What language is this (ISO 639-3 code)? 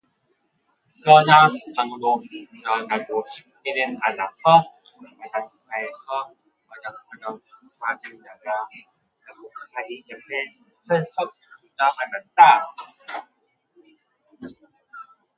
kor